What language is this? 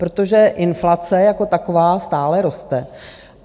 Czech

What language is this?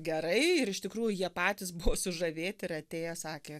Lithuanian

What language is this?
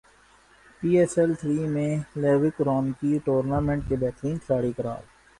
Urdu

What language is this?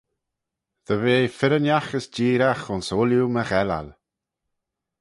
Manx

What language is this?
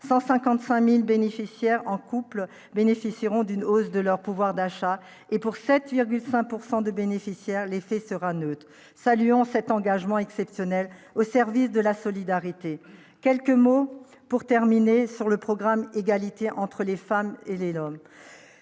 French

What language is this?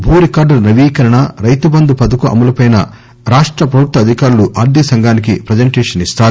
Telugu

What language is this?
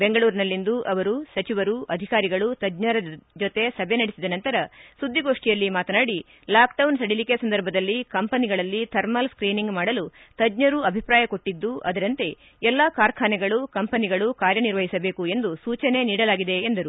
Kannada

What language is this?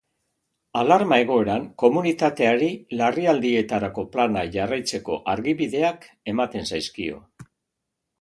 Basque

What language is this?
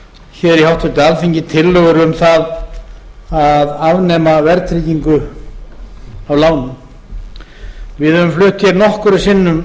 Icelandic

